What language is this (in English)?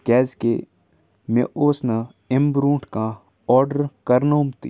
Kashmiri